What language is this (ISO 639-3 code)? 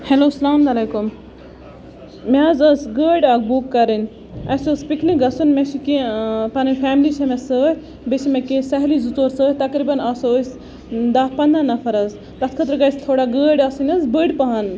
kas